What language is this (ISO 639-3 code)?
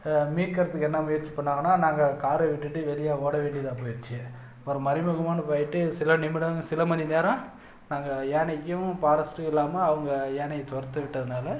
tam